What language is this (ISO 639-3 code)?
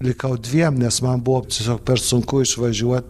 lit